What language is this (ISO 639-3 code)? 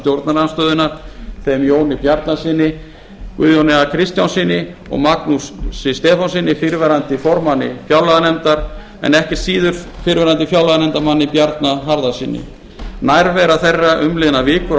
isl